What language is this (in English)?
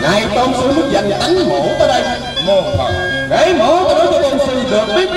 Vietnamese